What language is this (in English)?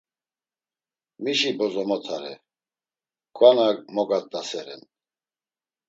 Laz